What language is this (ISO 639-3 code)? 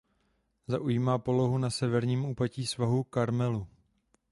ces